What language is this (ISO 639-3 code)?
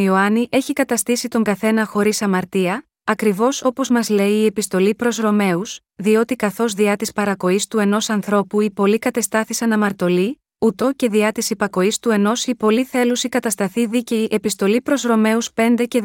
ell